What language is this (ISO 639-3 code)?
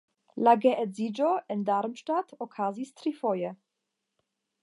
epo